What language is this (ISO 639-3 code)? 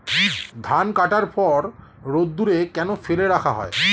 ben